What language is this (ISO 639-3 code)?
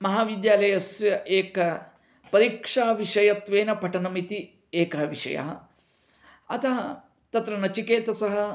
san